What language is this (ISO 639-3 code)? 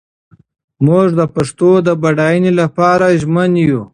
pus